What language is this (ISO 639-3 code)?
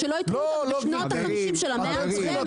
heb